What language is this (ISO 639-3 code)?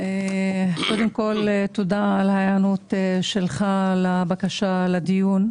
heb